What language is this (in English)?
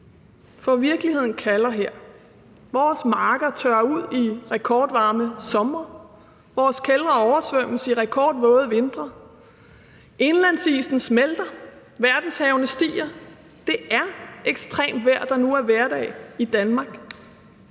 Danish